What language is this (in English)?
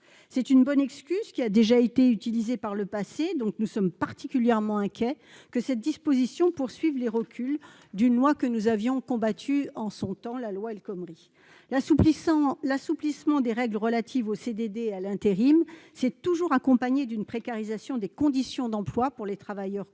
French